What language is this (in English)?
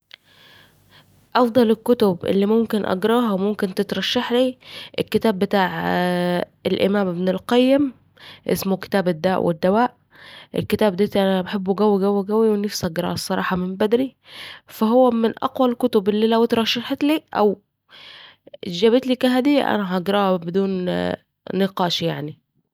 Saidi Arabic